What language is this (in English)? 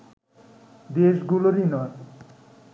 Bangla